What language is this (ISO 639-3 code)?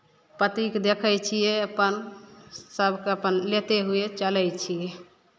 mai